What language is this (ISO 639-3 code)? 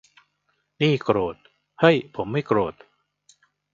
tha